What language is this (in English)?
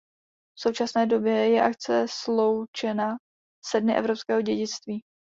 Czech